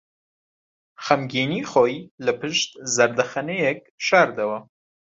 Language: Central Kurdish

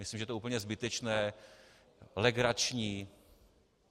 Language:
Czech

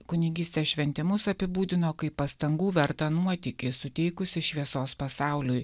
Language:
Lithuanian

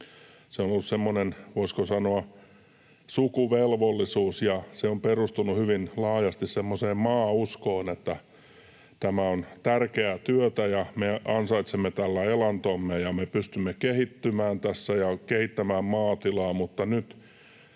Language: Finnish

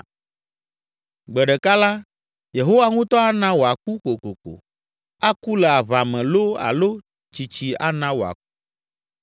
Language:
Ewe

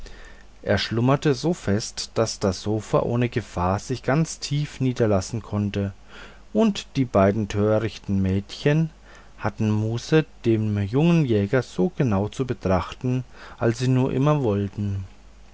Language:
German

